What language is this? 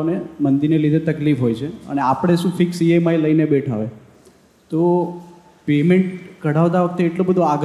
Gujarati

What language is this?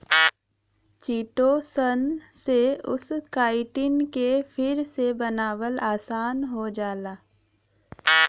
Bhojpuri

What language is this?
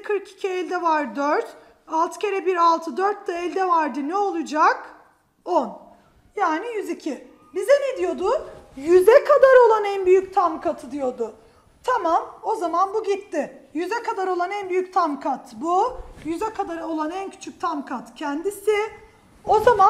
Turkish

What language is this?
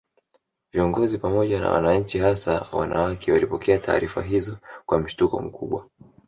Swahili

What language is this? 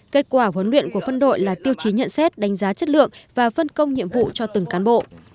Vietnamese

